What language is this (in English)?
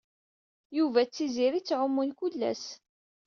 Kabyle